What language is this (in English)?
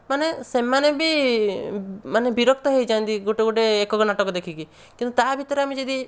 Odia